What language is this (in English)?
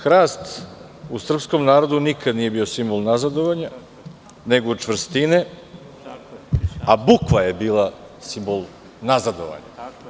Serbian